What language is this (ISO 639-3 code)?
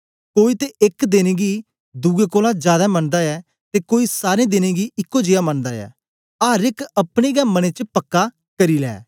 doi